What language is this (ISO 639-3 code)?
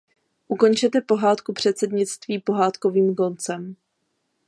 ces